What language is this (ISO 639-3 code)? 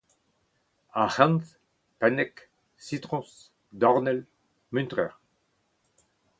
bre